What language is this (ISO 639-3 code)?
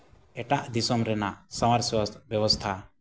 sat